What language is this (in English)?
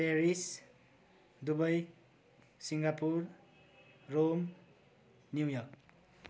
Nepali